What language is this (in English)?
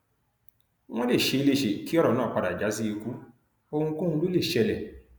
Yoruba